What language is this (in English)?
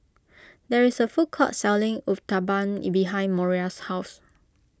English